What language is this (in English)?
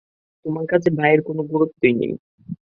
Bangla